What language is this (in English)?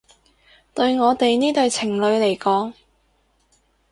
Cantonese